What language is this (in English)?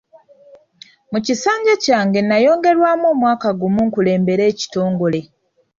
Ganda